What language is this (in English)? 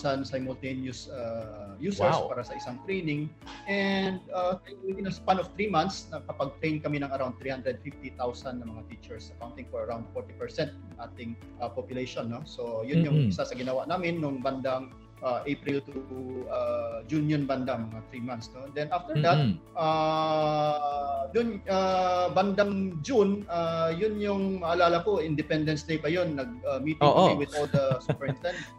Filipino